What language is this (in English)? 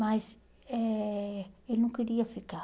Portuguese